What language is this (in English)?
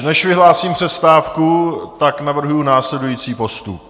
Czech